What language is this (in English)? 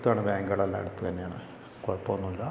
Malayalam